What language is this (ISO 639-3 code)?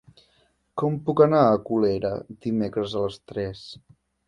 cat